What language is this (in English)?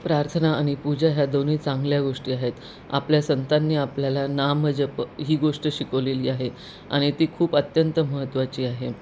Marathi